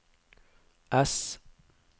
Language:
Norwegian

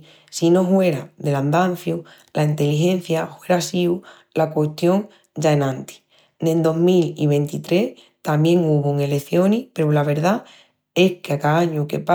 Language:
Extremaduran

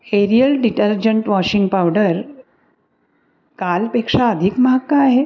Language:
Marathi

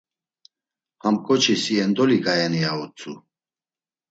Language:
Laz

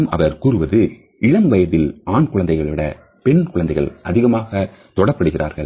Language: Tamil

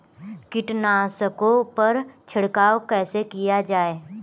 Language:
Hindi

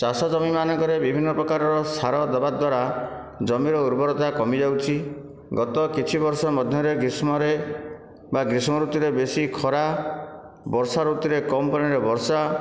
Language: Odia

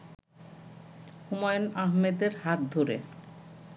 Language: Bangla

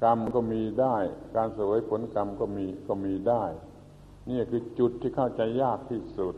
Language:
Thai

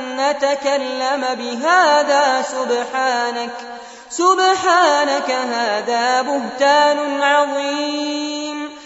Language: Arabic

